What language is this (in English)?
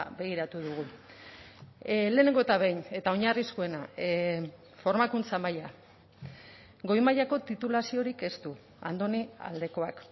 Basque